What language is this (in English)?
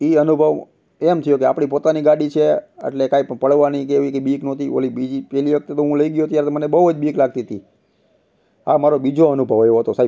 Gujarati